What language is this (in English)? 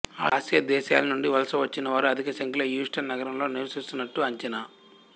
Telugu